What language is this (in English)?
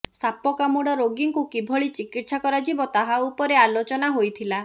Odia